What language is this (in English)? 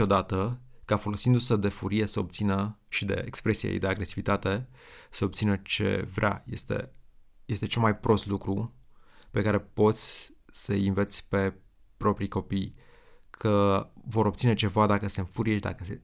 Romanian